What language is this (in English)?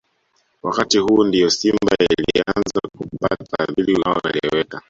Swahili